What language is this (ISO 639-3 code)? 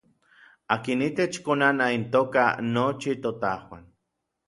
nlv